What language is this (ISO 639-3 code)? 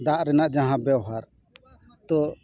sat